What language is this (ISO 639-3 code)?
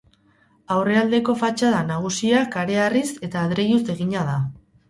eus